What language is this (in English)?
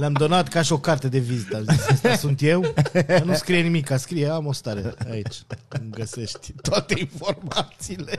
Romanian